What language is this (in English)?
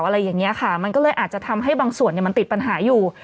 Thai